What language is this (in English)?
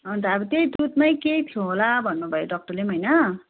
Nepali